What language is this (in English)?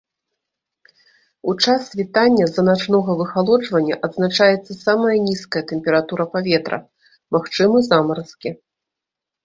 Belarusian